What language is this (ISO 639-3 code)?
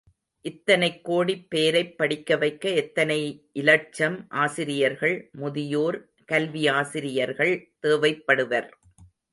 tam